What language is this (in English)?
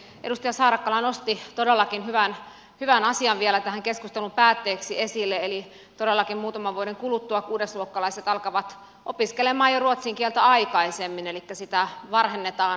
Finnish